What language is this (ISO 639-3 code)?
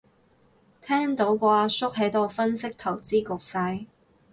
yue